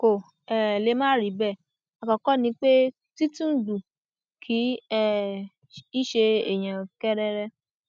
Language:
Yoruba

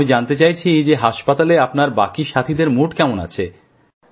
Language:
Bangla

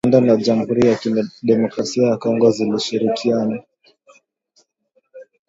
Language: Swahili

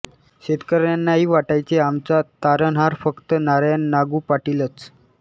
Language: Marathi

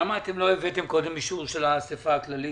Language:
Hebrew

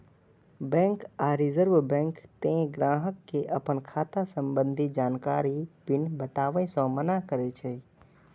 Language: Maithili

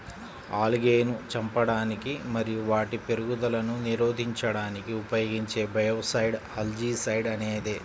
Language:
Telugu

